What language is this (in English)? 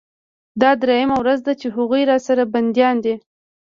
Pashto